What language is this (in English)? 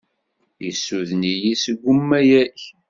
Kabyle